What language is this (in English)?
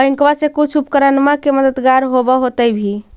Magahi